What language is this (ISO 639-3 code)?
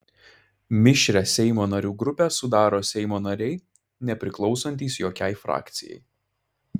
lit